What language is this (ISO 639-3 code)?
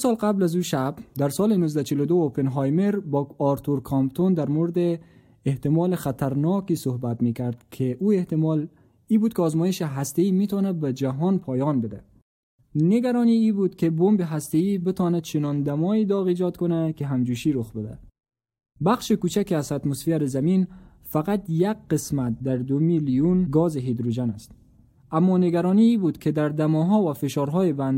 fas